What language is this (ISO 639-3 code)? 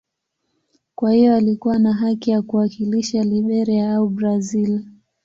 swa